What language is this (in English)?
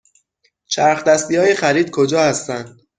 Persian